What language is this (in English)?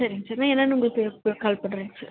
Tamil